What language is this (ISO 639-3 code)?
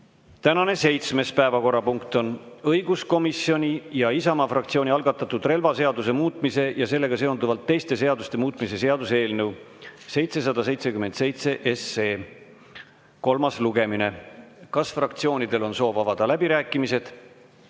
est